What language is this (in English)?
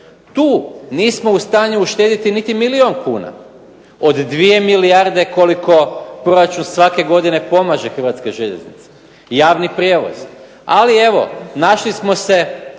Croatian